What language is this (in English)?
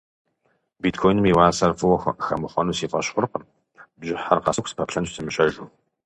Kabardian